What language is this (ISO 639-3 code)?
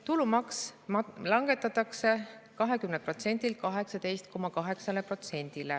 est